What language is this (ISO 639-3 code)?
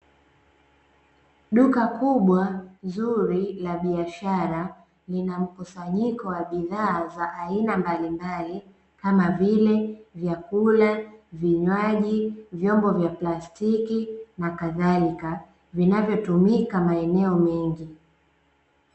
swa